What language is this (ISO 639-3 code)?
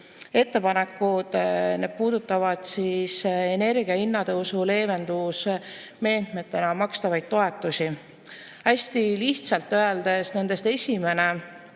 est